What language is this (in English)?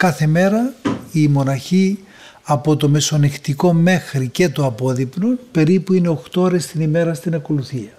Greek